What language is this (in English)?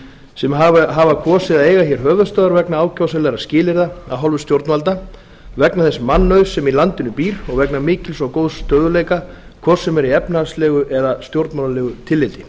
Icelandic